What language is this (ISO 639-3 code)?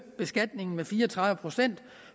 dan